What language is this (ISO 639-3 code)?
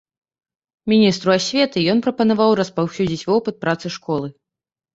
bel